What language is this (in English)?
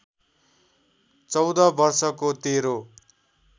Nepali